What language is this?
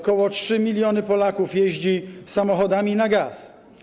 Polish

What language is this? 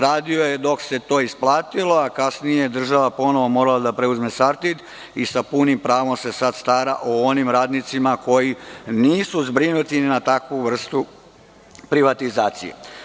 Serbian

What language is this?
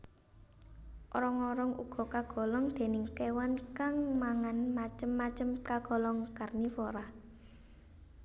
Javanese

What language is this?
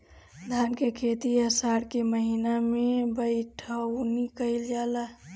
Bhojpuri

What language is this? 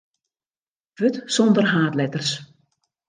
Western Frisian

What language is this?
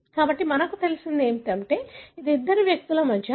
Telugu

